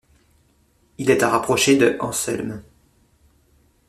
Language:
French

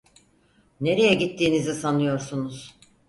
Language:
Turkish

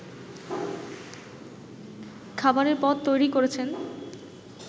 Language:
Bangla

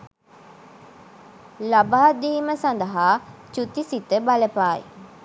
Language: Sinhala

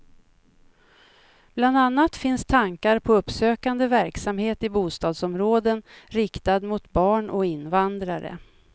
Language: Swedish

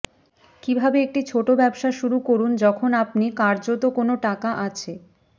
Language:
Bangla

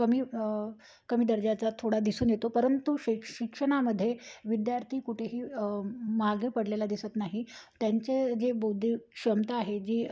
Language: Marathi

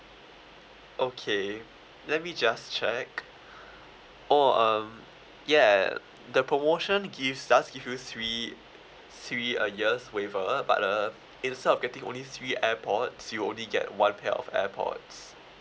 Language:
English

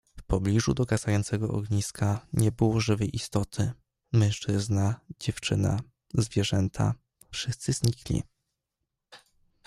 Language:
Polish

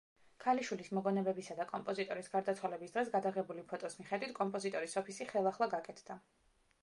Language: Georgian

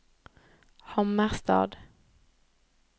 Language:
Norwegian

